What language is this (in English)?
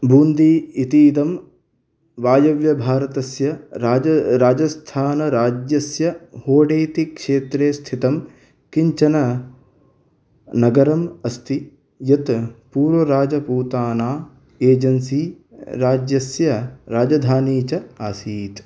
Sanskrit